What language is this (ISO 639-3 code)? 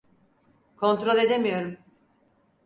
tur